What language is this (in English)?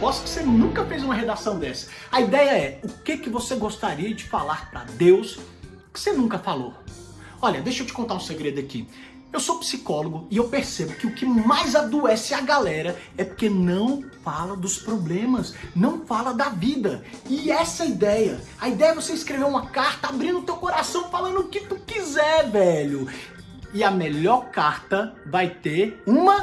Portuguese